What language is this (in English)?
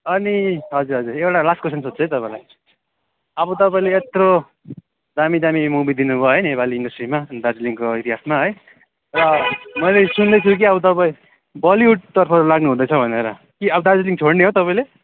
Nepali